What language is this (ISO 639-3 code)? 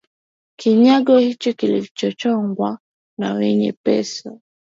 swa